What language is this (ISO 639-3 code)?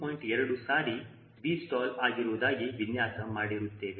kan